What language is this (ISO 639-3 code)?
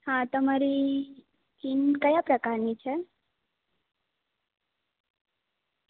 guj